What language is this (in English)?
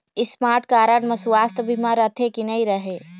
Chhattisgarhi